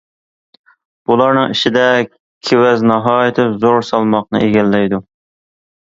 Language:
Uyghur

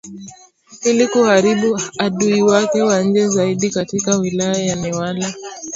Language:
Swahili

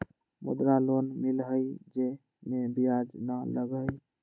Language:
Magahi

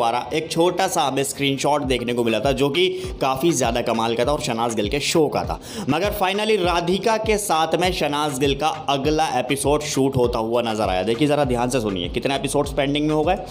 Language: Hindi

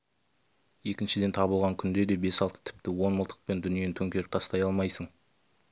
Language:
Kazakh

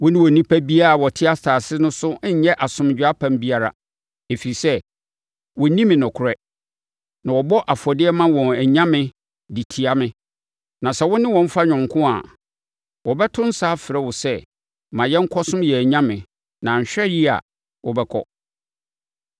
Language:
Akan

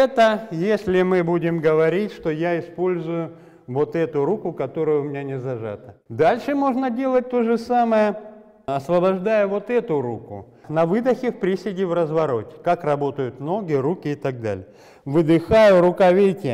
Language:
Russian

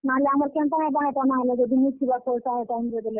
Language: Odia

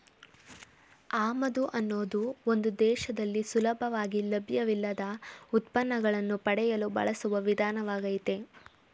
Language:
Kannada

